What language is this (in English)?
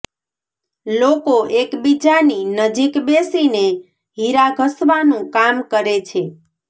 Gujarati